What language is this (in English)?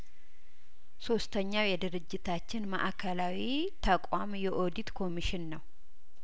Amharic